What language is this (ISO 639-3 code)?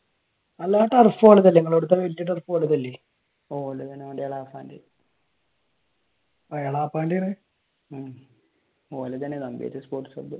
mal